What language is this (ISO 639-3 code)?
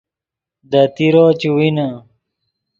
ydg